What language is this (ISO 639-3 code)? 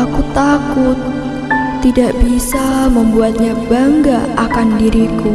ind